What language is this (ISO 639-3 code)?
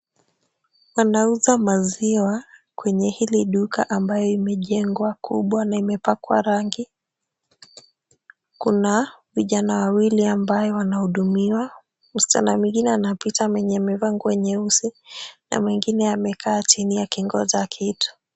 swa